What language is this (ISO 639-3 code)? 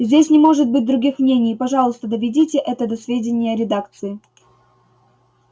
rus